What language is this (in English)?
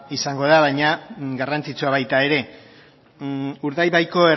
Basque